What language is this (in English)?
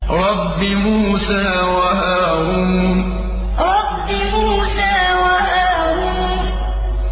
Arabic